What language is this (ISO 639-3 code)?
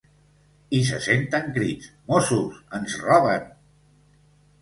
cat